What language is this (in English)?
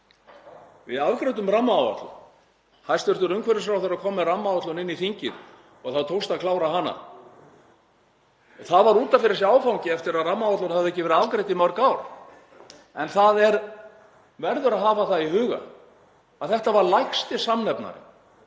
Icelandic